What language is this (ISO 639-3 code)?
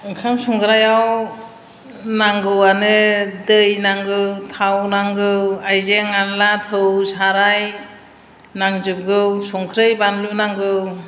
brx